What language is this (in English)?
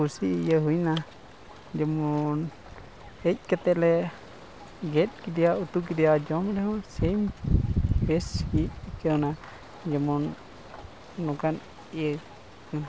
Santali